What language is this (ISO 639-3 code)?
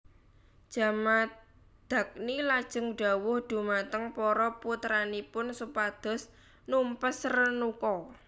jav